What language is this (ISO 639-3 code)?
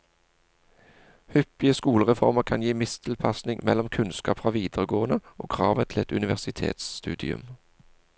nor